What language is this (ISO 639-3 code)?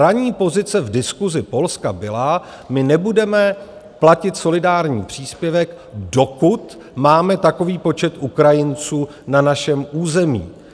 ces